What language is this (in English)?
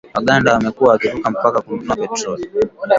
Swahili